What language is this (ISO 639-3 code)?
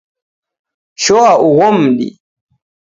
dav